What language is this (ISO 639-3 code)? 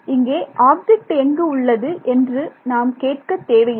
tam